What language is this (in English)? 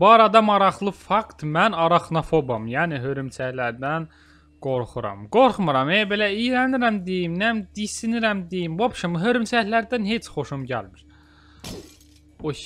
Turkish